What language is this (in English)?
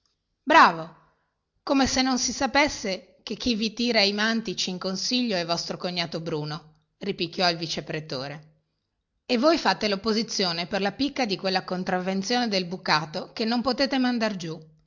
Italian